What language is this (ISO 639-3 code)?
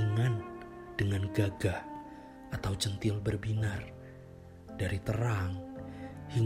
ind